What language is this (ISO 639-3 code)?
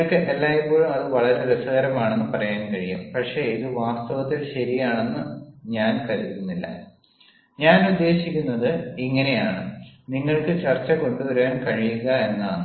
mal